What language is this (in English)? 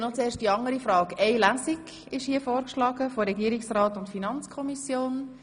Swiss German